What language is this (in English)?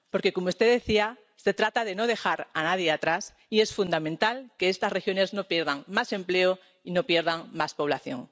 Spanish